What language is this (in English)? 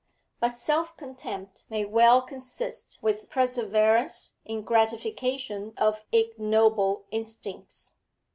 English